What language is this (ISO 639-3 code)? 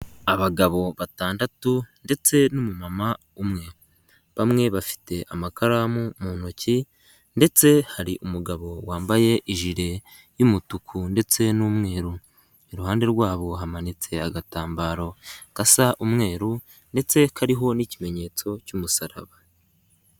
kin